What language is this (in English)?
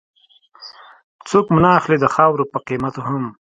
Pashto